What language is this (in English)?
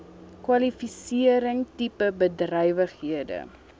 Afrikaans